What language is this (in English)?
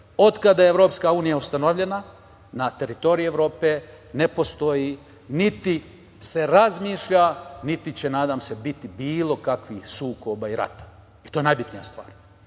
Serbian